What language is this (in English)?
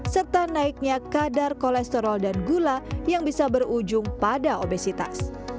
Indonesian